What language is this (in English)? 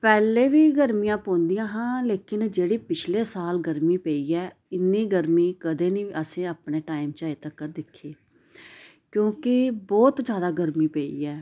Dogri